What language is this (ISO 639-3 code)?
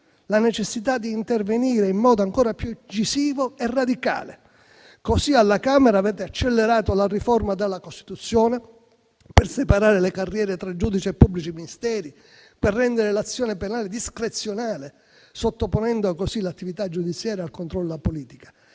ita